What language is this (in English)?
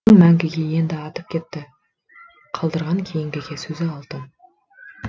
Kazakh